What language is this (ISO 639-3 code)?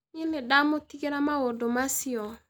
kik